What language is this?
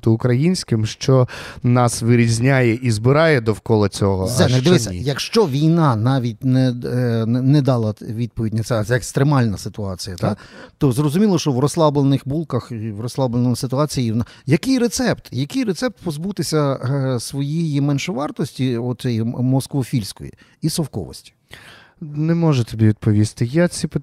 Ukrainian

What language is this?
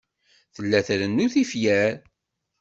Kabyle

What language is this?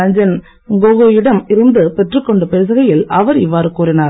Tamil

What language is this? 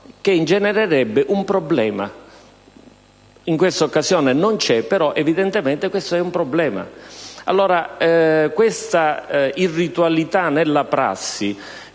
Italian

